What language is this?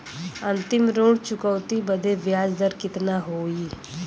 Bhojpuri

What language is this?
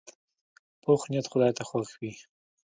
Pashto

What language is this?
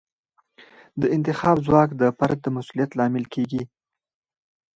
Pashto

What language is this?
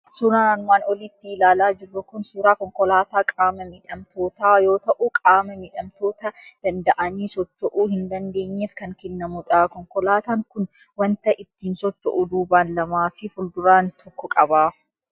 Oromo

